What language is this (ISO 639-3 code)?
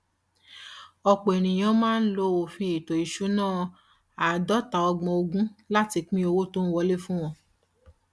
yor